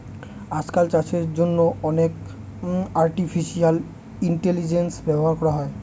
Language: Bangla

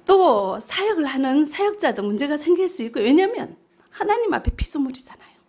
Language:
Korean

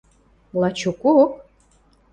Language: Western Mari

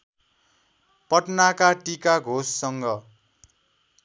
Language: Nepali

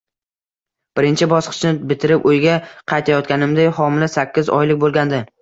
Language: Uzbek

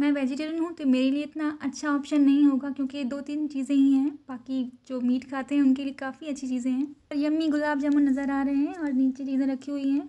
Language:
Hindi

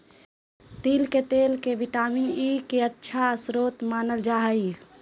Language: Magahi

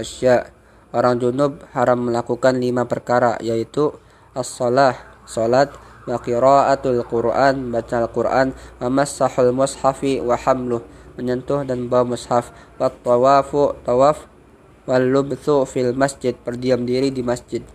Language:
Indonesian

